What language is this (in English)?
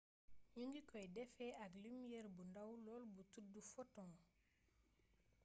Wolof